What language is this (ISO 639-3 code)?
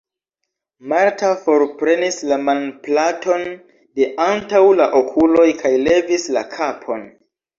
epo